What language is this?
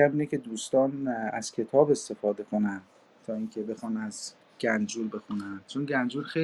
Persian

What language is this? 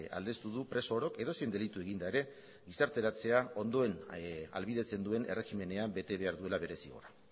Basque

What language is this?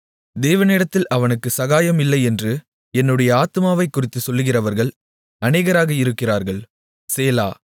Tamil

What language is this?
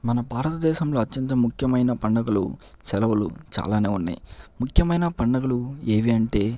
Telugu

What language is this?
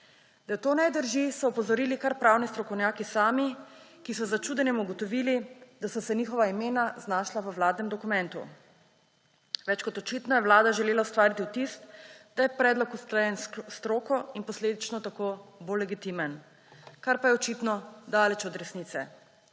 Slovenian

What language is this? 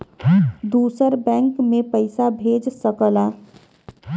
Bhojpuri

